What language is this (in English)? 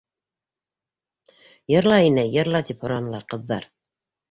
Bashkir